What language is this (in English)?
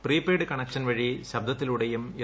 Malayalam